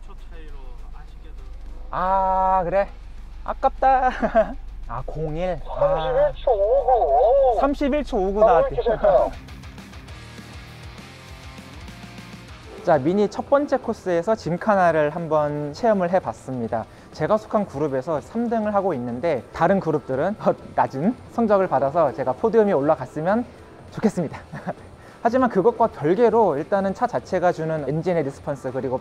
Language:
Korean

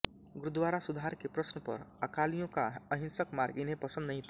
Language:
Hindi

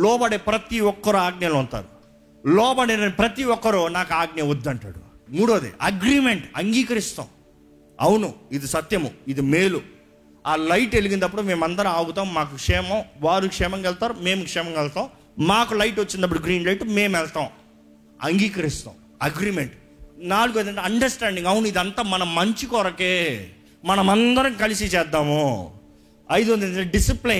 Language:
Telugu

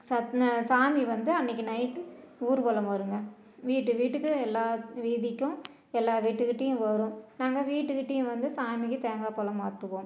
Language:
Tamil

